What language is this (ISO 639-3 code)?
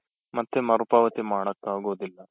kan